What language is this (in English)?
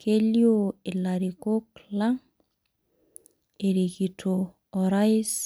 Masai